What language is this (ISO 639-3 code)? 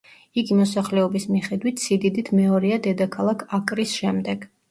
kat